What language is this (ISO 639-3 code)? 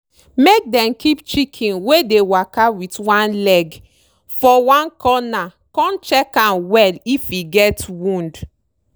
pcm